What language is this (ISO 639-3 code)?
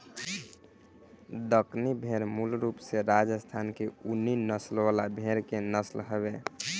bho